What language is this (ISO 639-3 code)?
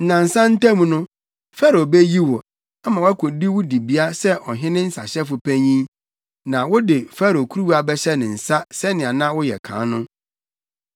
aka